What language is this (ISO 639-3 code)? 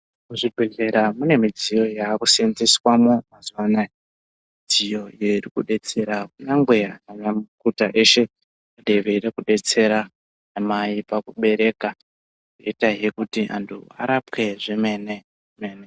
ndc